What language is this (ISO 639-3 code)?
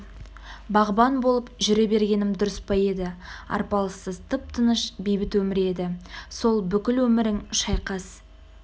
kaz